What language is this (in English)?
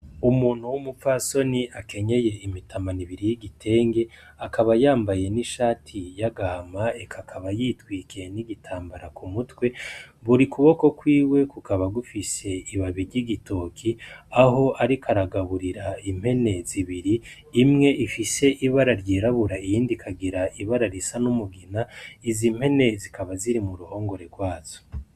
Rundi